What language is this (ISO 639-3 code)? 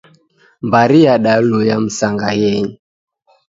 dav